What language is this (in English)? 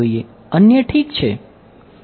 Gujarati